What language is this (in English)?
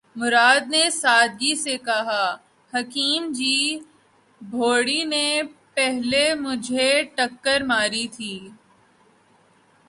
Urdu